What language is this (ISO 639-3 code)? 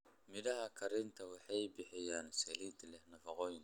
som